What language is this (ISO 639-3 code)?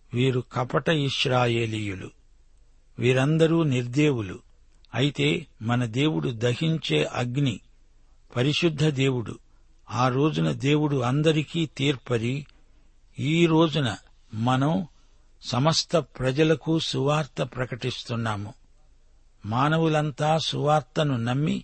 tel